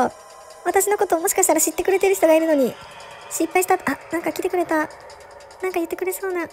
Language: Japanese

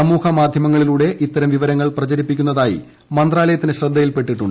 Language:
Malayalam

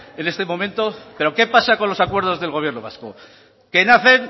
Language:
Spanish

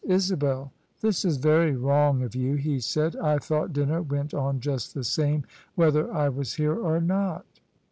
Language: English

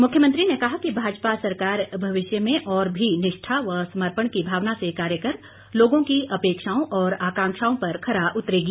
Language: Hindi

